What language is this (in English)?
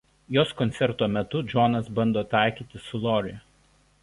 Lithuanian